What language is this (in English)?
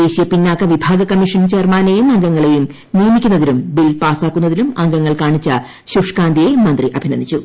Malayalam